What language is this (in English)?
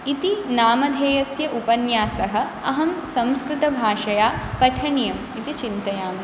Sanskrit